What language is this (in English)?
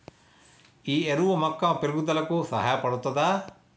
Telugu